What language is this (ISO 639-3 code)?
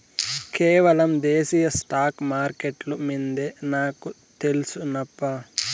tel